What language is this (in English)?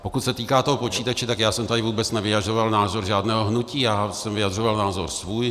Czech